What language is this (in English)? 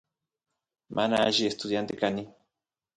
Santiago del Estero Quichua